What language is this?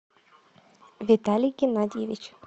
Russian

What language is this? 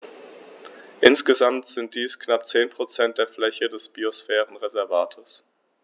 German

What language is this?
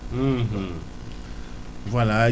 Wolof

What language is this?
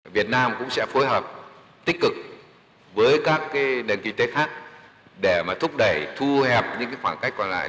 Vietnamese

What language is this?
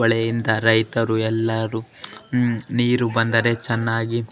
Kannada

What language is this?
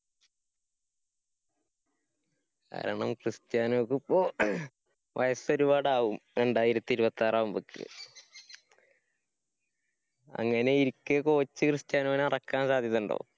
Malayalam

